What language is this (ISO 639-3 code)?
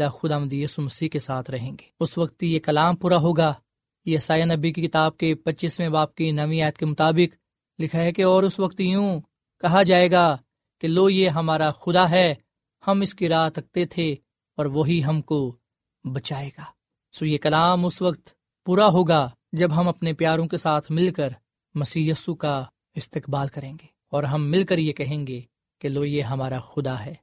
urd